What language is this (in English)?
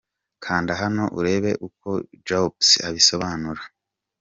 Kinyarwanda